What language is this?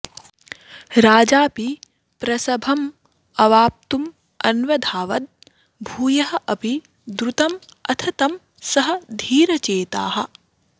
Sanskrit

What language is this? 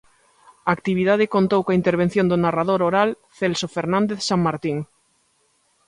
Galician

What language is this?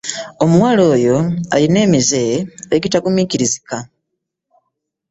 Ganda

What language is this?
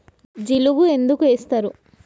Telugu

